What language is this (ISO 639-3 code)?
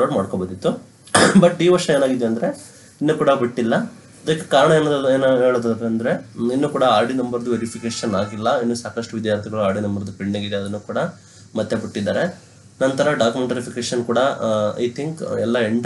ara